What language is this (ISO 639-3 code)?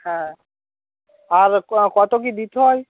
ben